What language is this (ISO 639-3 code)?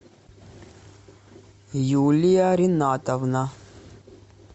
rus